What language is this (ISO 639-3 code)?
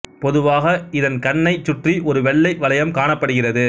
tam